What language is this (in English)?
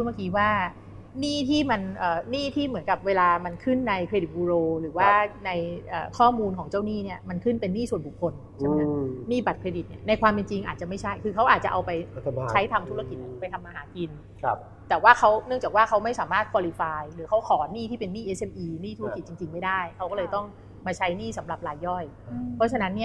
Thai